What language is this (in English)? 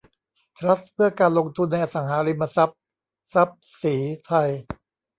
Thai